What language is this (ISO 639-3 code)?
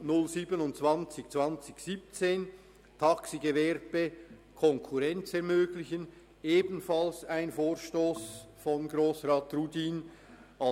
gsw